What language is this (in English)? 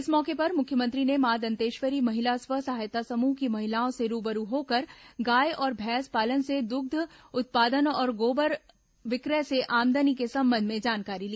Hindi